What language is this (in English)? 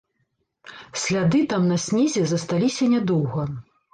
Belarusian